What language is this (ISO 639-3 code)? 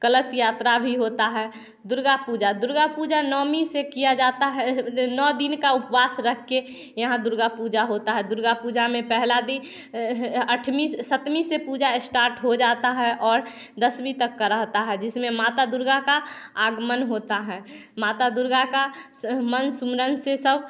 hin